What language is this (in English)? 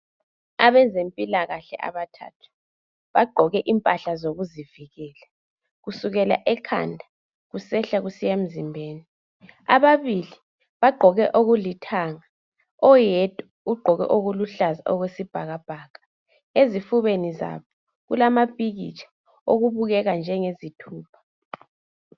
North Ndebele